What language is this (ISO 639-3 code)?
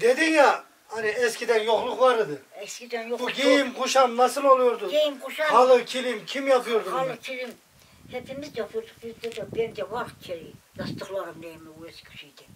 tur